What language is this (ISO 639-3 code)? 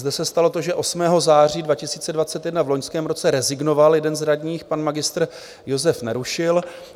ces